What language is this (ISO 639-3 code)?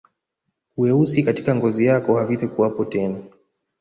swa